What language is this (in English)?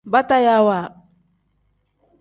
Tem